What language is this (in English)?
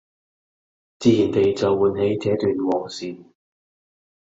Cantonese